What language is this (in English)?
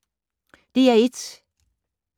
Danish